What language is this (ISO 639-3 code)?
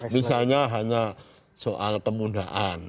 ind